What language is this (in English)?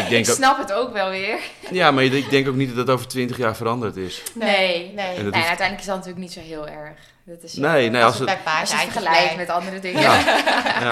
Dutch